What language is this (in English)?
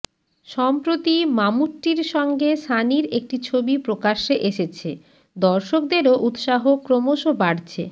Bangla